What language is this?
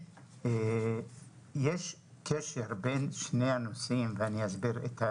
Hebrew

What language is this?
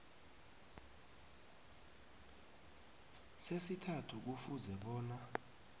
South Ndebele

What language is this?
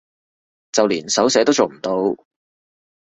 Cantonese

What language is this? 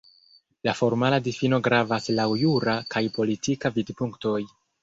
Esperanto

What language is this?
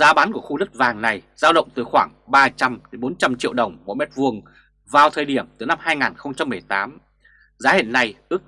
Vietnamese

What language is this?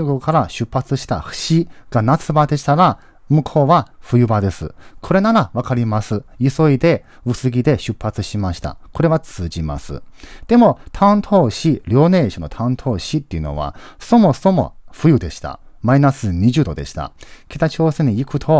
Japanese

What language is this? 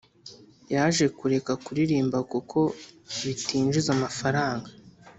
Kinyarwanda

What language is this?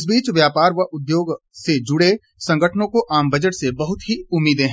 Hindi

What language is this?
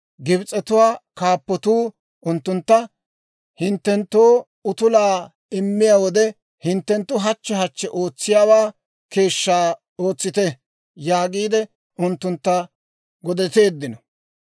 Dawro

